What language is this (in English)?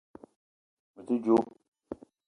Eton (Cameroon)